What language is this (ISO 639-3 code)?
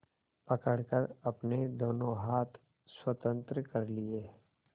hin